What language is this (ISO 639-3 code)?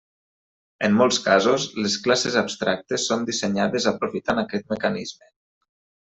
cat